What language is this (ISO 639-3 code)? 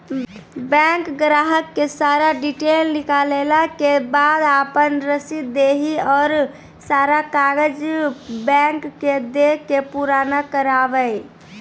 mai